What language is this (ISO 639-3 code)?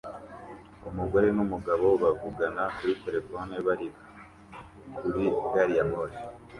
kin